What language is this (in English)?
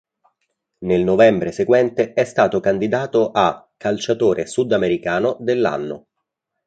Italian